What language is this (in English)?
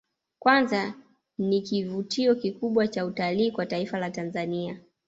Swahili